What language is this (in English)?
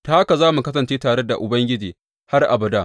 Hausa